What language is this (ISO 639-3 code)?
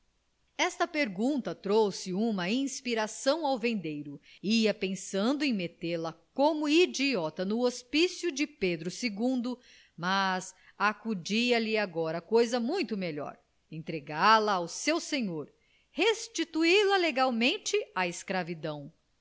por